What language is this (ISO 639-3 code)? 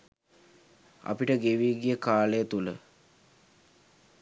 sin